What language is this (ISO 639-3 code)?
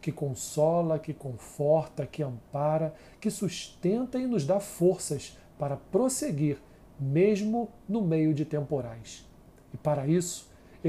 por